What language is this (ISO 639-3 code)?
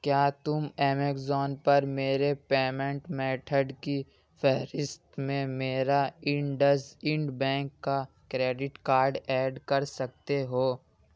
urd